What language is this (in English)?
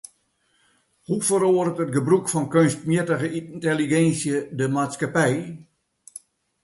Western Frisian